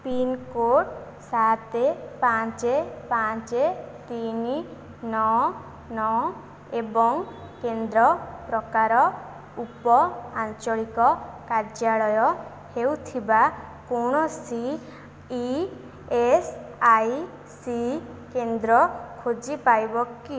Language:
Odia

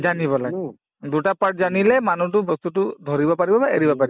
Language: Assamese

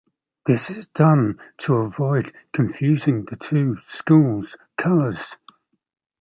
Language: English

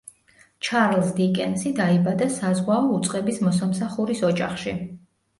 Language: Georgian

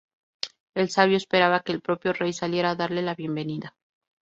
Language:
Spanish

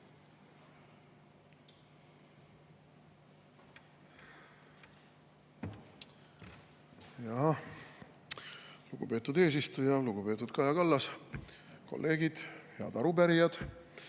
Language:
Estonian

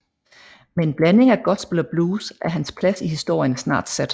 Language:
Danish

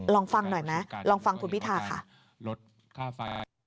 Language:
Thai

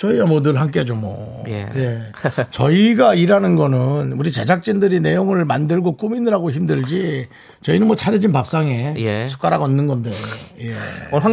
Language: Korean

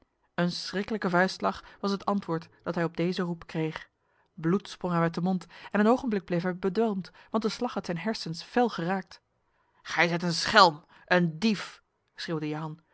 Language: Dutch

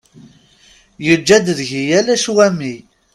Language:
Kabyle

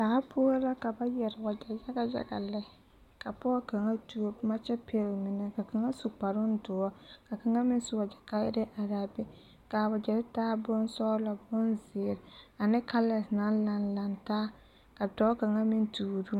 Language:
Southern Dagaare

